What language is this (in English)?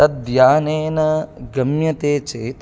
Sanskrit